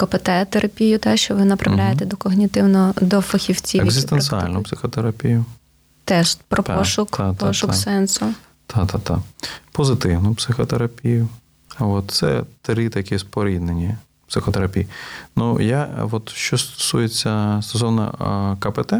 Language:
Ukrainian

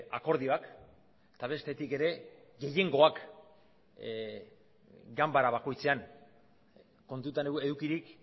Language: Basque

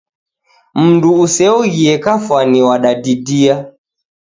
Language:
Taita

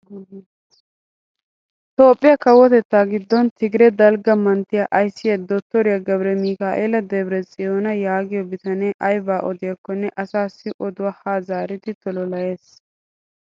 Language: Wolaytta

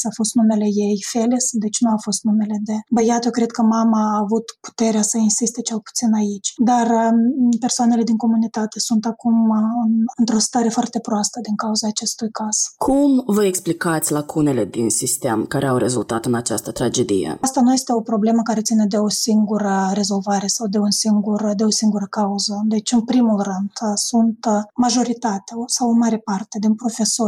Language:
Romanian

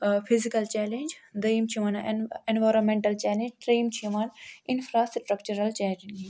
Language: Kashmiri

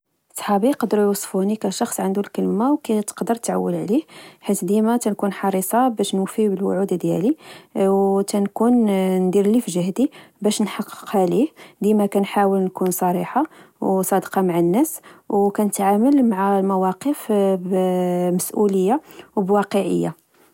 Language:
Moroccan Arabic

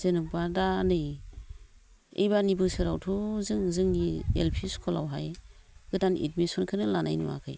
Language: Bodo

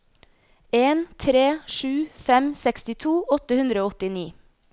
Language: Norwegian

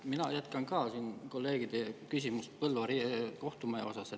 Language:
Estonian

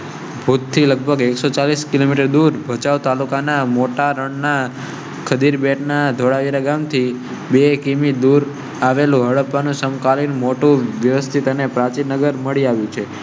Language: Gujarati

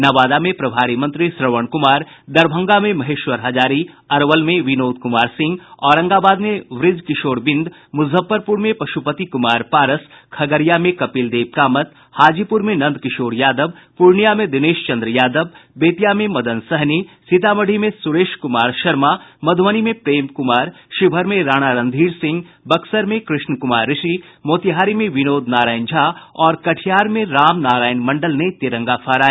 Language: Hindi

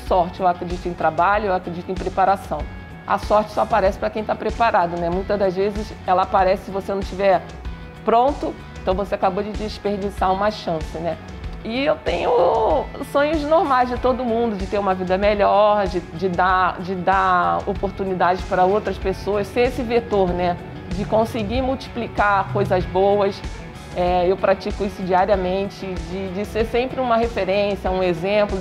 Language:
Portuguese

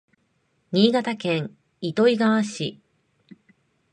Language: Japanese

